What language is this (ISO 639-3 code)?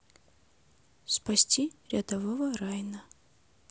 rus